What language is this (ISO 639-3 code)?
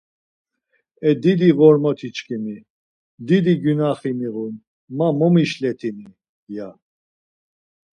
lzz